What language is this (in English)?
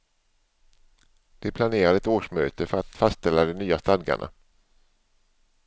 Swedish